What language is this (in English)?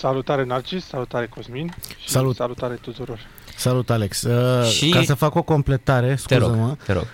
Romanian